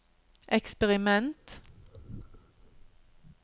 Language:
Norwegian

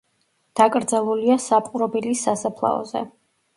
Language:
Georgian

